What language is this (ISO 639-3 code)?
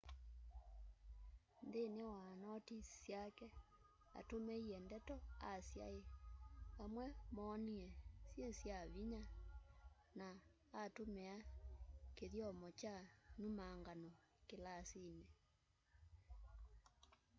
kam